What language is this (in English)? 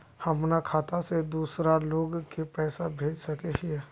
Magahi